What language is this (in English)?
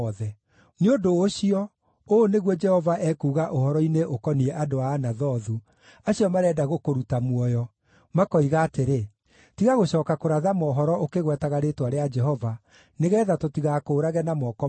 Kikuyu